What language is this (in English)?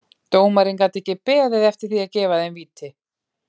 Icelandic